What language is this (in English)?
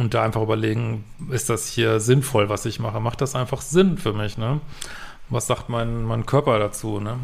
German